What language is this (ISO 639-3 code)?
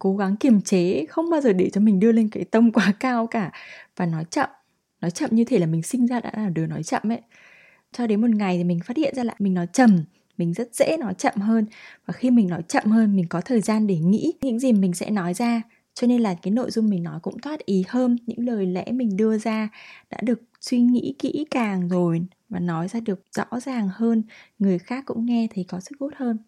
vie